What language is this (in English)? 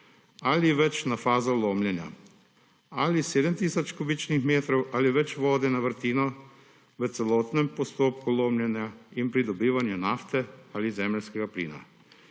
Slovenian